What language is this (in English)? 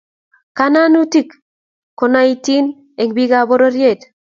Kalenjin